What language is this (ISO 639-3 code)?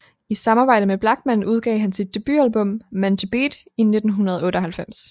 dan